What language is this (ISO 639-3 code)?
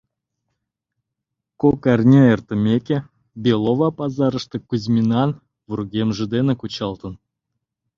chm